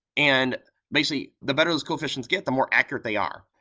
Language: English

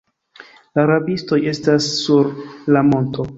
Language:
Esperanto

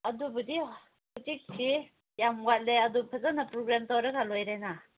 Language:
Manipuri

